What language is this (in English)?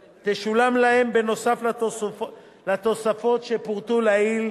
Hebrew